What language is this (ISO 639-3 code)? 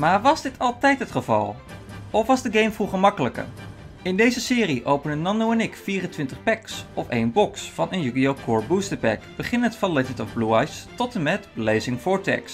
nld